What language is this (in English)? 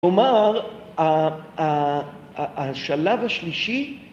Hebrew